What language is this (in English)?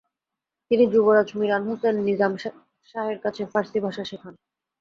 Bangla